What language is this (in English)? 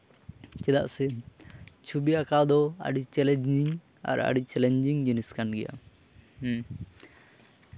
Santali